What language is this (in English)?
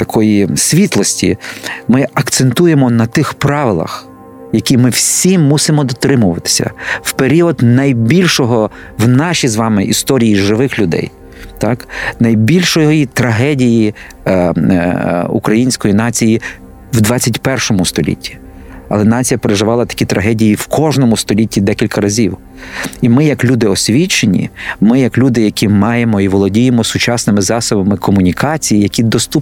Ukrainian